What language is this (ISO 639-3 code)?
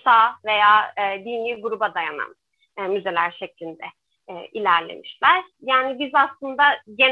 tur